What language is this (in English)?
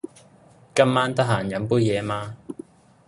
Cantonese